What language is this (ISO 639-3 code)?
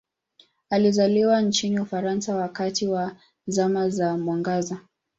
swa